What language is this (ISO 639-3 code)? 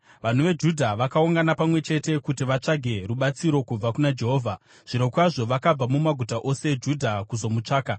sna